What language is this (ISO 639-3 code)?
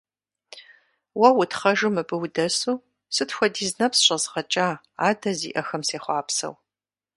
kbd